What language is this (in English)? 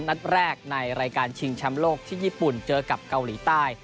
Thai